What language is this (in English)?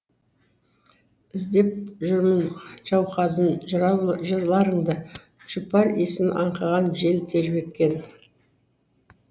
Kazakh